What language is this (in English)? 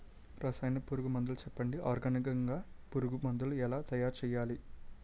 Telugu